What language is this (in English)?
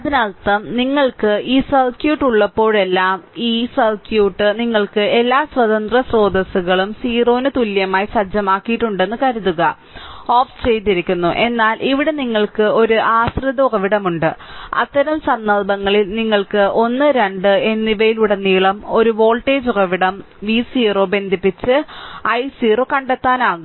Malayalam